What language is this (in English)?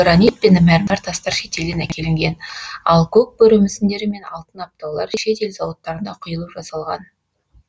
Kazakh